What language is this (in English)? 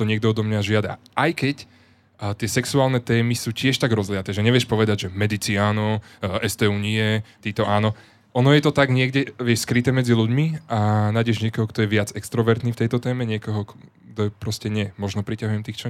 Slovak